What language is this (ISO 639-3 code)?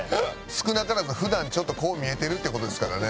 jpn